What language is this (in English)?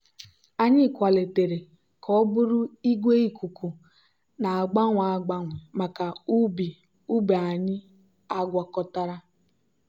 Igbo